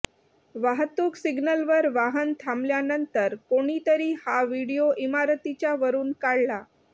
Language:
Marathi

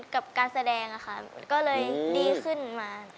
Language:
Thai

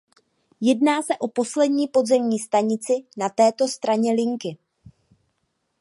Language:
Czech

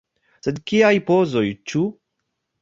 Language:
Esperanto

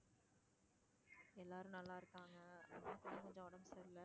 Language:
Tamil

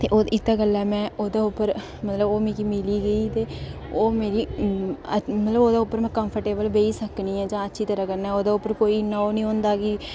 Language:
Dogri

